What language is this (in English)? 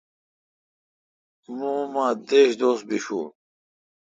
Kalkoti